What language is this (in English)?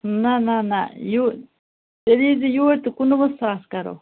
Kashmiri